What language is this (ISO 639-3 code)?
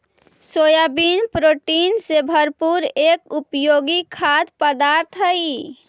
mag